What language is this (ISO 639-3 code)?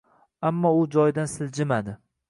uzb